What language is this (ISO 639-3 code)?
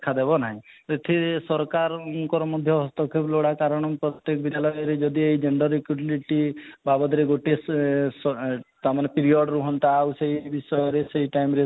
ori